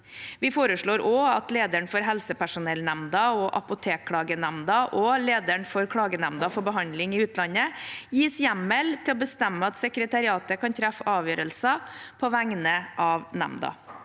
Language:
Norwegian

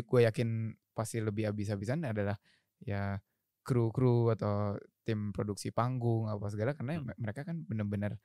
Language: Indonesian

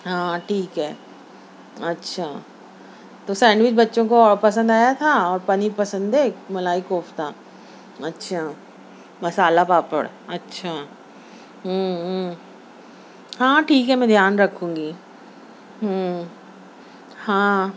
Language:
Urdu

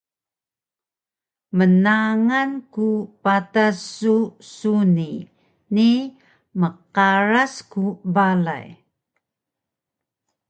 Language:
Taroko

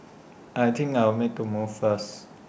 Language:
English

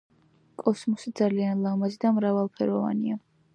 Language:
Georgian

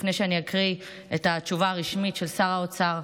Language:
Hebrew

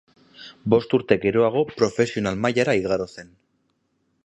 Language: Basque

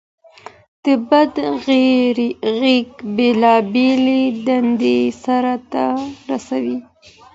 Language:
Pashto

